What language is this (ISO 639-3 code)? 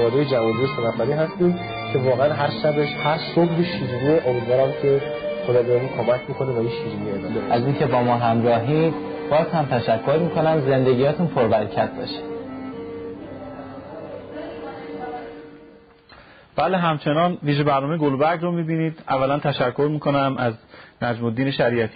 fas